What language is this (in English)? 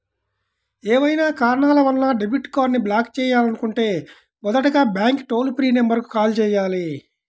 Telugu